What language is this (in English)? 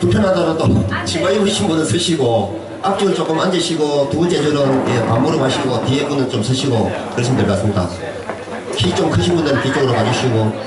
Korean